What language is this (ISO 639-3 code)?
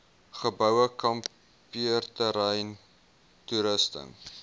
afr